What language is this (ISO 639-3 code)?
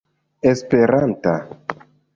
epo